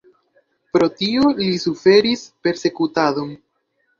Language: Esperanto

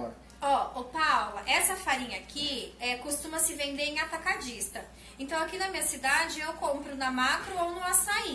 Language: Portuguese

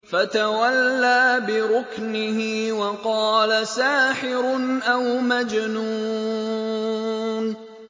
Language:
Arabic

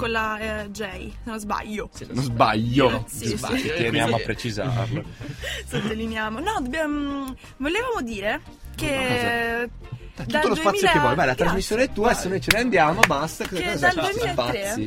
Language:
Italian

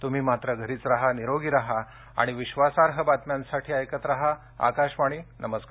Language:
Marathi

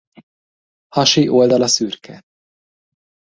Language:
Hungarian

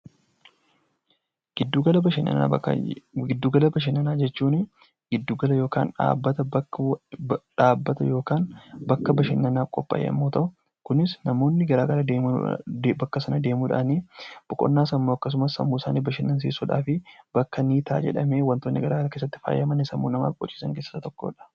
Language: Oromo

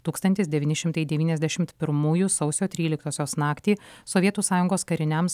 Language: Lithuanian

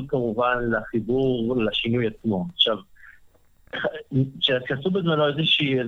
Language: Hebrew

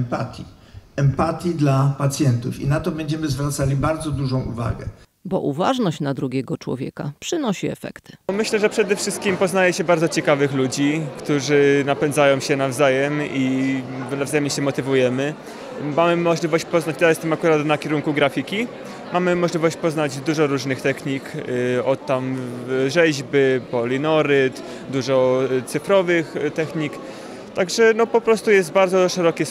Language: Polish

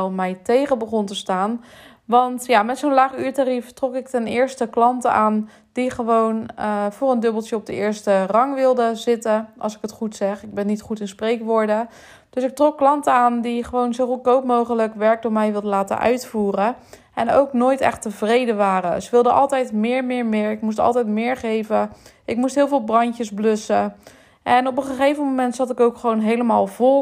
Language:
Dutch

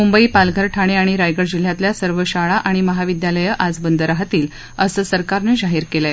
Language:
Marathi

